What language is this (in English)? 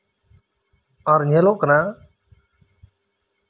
Santali